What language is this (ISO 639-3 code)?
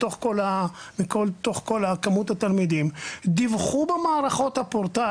heb